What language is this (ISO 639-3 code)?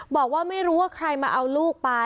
tha